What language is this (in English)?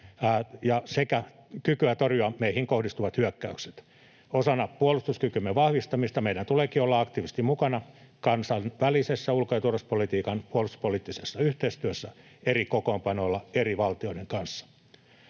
Finnish